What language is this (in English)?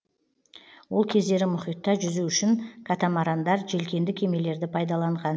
Kazakh